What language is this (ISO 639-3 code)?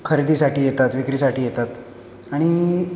mar